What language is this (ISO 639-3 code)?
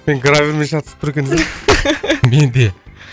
kaz